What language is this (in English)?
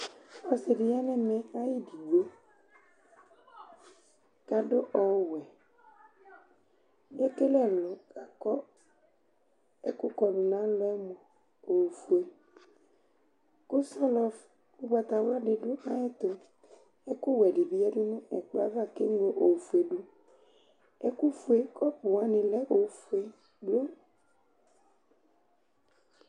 Ikposo